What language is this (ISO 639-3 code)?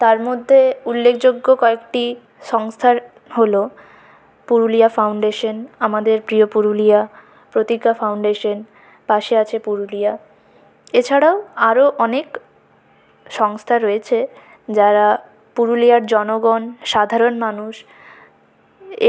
ben